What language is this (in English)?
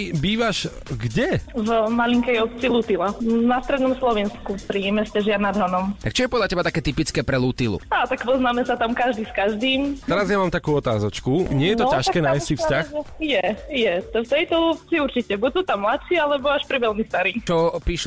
Slovak